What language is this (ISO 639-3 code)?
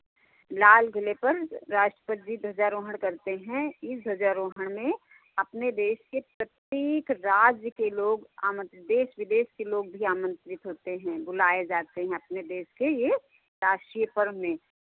hin